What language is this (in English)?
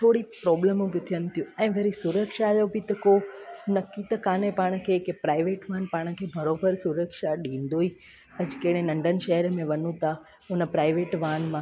Sindhi